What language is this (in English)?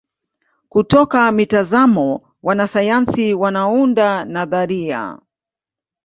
Swahili